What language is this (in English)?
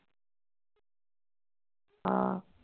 Punjabi